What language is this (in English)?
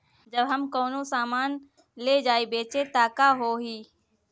Bhojpuri